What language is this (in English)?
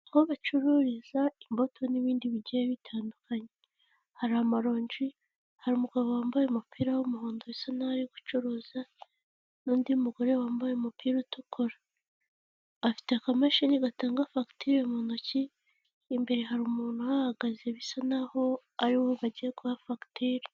Kinyarwanda